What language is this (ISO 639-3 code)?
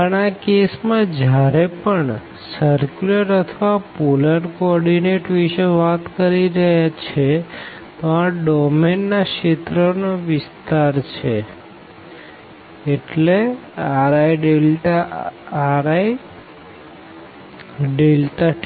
guj